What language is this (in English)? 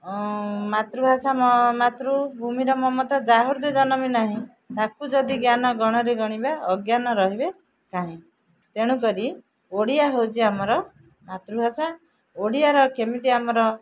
Odia